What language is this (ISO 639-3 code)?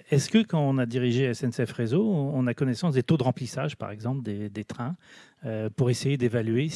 fra